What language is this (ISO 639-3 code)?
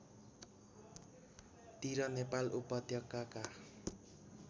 nep